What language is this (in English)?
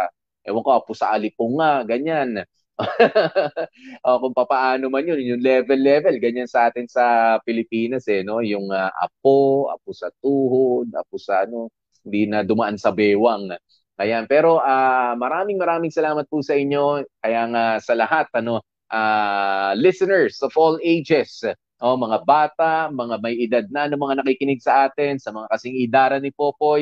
Filipino